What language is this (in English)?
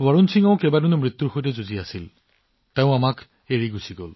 Assamese